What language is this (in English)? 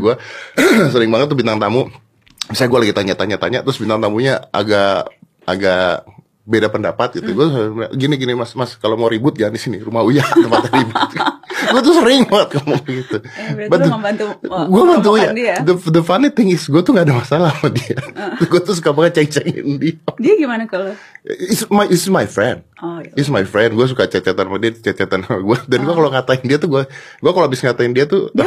Indonesian